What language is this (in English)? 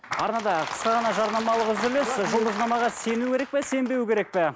Kazakh